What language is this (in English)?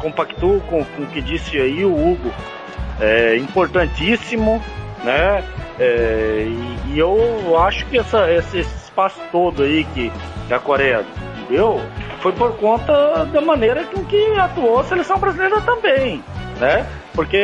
Portuguese